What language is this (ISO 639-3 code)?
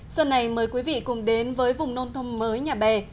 vie